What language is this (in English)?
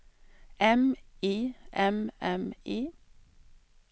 Swedish